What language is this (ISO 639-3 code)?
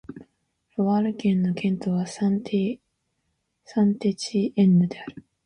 jpn